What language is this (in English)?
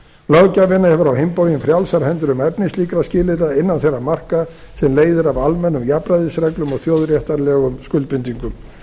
Icelandic